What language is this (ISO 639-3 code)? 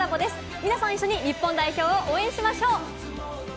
jpn